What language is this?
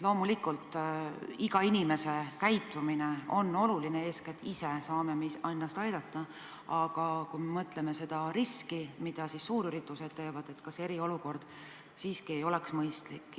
Estonian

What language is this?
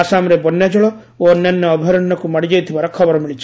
Odia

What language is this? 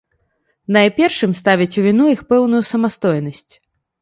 Belarusian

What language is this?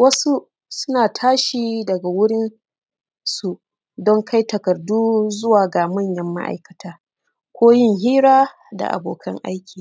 Hausa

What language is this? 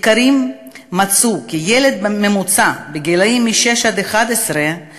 Hebrew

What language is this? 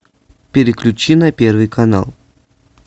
Russian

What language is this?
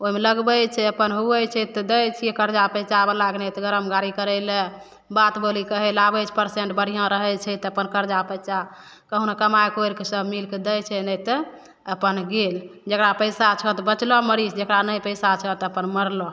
Maithili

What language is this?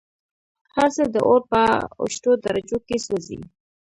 Pashto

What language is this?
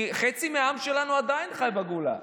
Hebrew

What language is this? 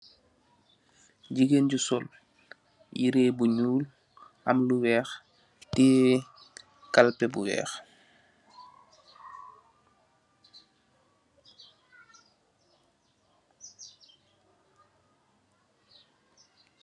Wolof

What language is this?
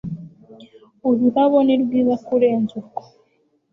Kinyarwanda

